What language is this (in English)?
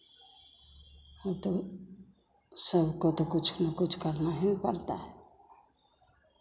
Hindi